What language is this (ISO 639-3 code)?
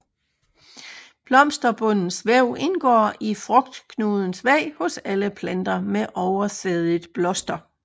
dan